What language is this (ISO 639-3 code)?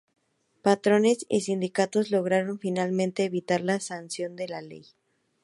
spa